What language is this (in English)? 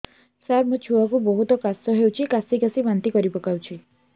Odia